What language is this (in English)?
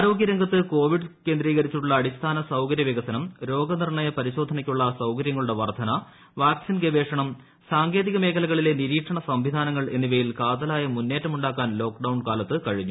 Malayalam